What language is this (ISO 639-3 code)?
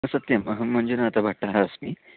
san